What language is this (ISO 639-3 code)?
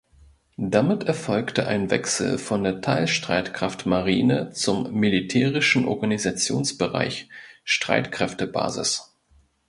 deu